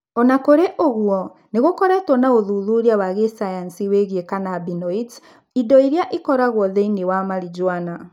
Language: Kikuyu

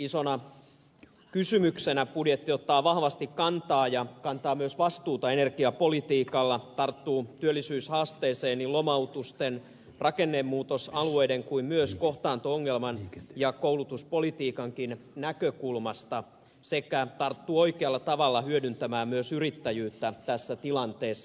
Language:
Finnish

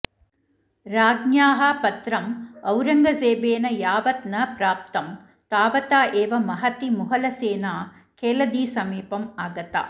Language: Sanskrit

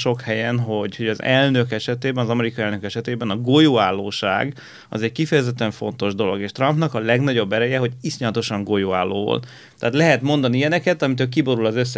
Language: Hungarian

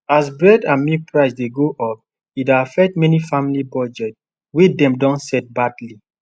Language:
Nigerian Pidgin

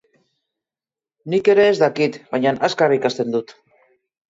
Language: Basque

